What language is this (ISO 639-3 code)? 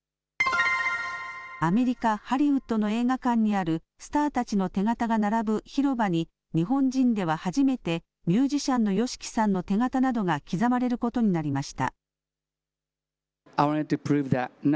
jpn